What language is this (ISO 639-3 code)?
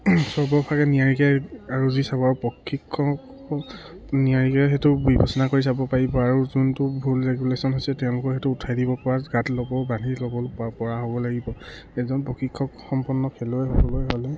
asm